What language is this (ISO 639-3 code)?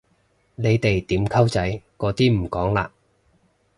yue